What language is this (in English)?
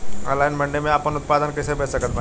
Bhojpuri